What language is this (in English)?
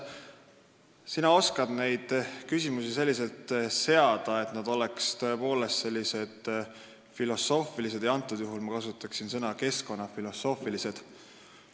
Estonian